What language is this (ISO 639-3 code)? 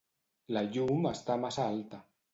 cat